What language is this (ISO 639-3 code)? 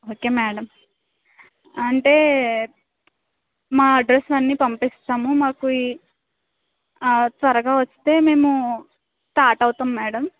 tel